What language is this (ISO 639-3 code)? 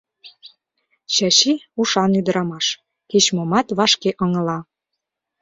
chm